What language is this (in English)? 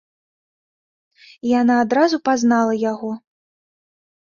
Belarusian